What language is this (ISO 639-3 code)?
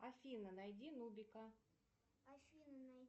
rus